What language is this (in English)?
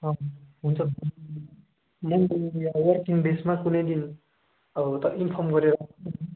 Nepali